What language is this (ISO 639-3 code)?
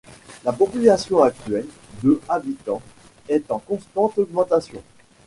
fra